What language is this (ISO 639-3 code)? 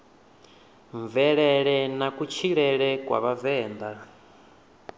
ven